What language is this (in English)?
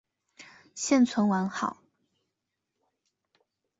Chinese